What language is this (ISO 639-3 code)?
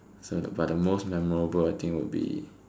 eng